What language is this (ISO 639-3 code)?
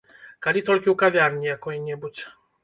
bel